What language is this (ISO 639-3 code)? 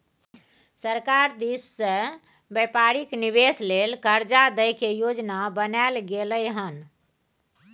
mai